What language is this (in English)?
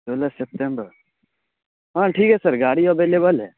Urdu